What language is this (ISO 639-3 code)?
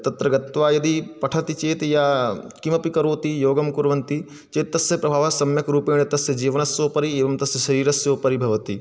san